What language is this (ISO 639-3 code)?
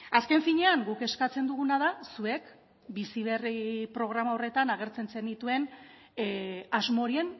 eus